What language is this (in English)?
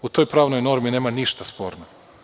Serbian